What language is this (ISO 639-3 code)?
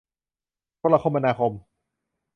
tha